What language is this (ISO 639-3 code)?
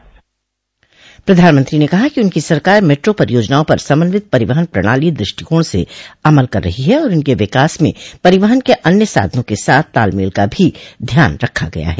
hin